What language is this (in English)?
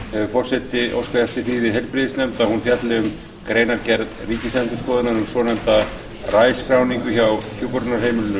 Icelandic